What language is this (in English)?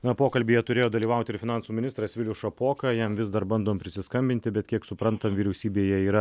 Lithuanian